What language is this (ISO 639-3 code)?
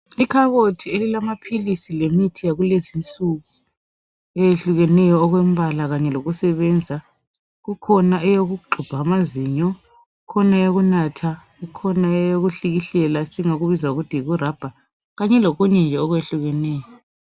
nde